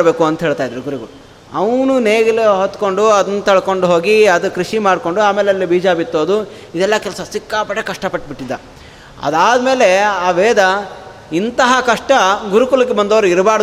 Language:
Kannada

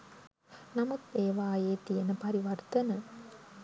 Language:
Sinhala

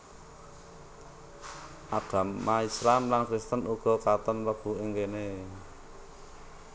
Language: Javanese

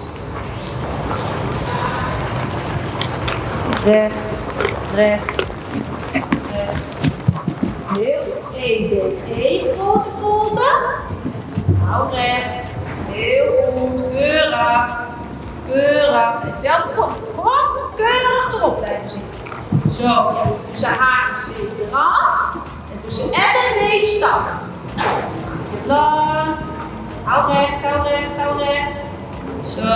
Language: Dutch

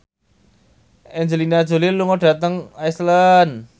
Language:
Javanese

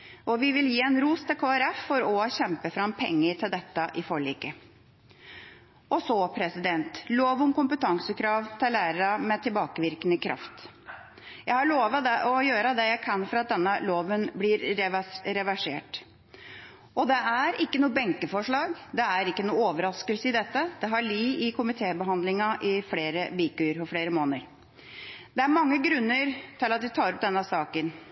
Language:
Norwegian Bokmål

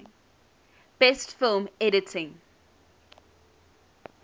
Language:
English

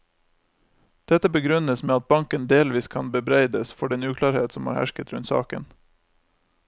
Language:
Norwegian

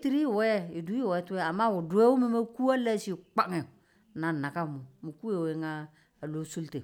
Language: Tula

